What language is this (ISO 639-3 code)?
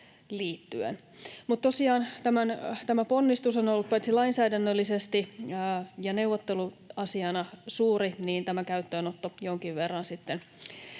fin